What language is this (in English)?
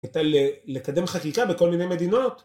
Hebrew